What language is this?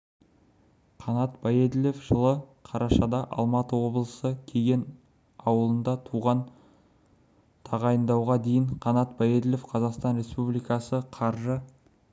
Kazakh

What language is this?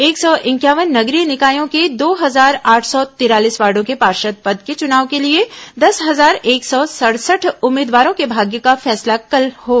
Hindi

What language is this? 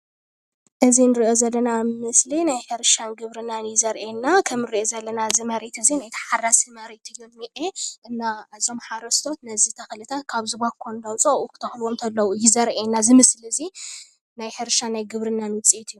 Tigrinya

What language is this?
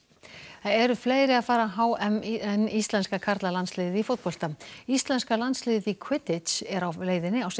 Icelandic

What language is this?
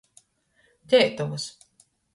Latgalian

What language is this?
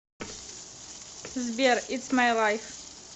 Russian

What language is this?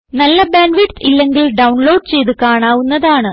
Malayalam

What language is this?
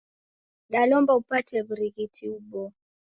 Taita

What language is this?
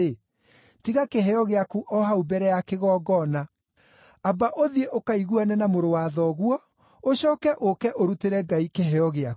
Kikuyu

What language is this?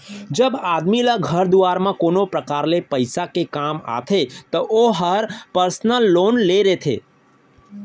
Chhattisgarhi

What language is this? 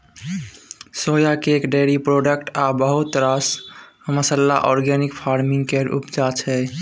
Maithili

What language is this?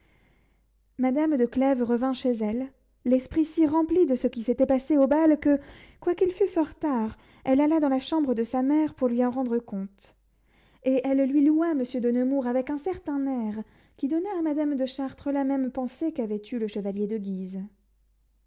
French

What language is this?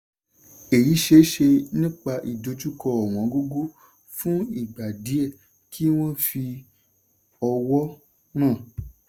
Yoruba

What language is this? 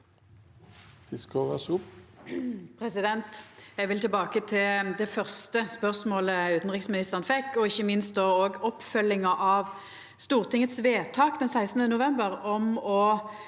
Norwegian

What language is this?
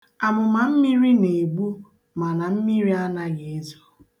Igbo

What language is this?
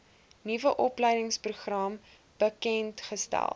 Afrikaans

